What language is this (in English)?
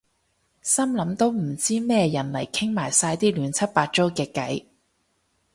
Cantonese